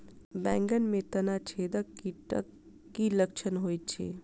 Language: Maithili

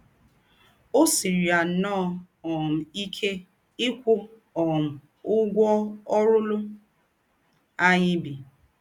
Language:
Igbo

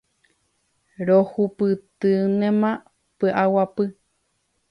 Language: Guarani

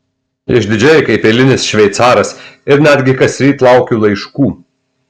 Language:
Lithuanian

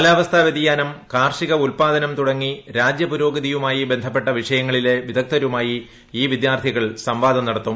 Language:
Malayalam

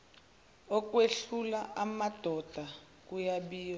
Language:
Zulu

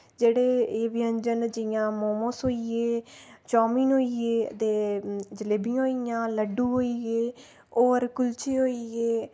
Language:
Dogri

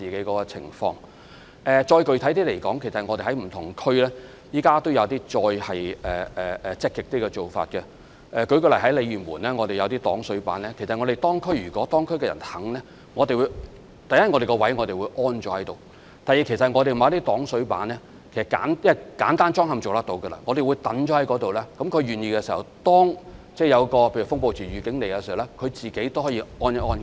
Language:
Cantonese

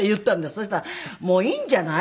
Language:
Japanese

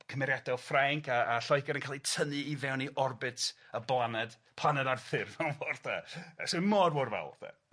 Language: Welsh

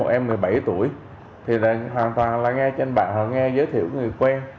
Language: Vietnamese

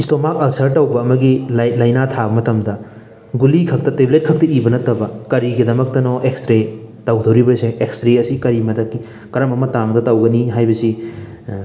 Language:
Manipuri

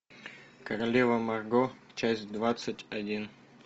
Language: Russian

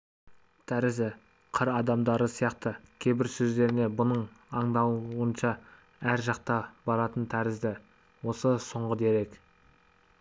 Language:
Kazakh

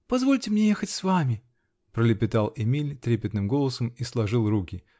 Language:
Russian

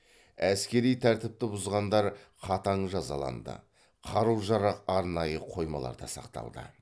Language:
Kazakh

